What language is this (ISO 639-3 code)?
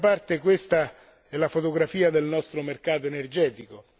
ita